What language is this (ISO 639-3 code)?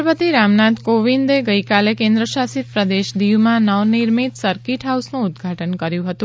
guj